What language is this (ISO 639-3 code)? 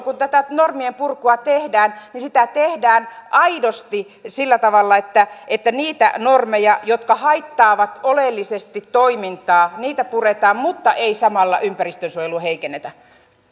fin